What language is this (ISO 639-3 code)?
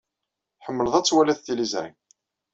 kab